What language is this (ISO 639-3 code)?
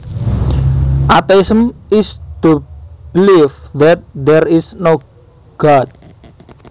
jav